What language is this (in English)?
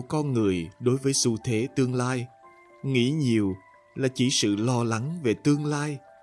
Vietnamese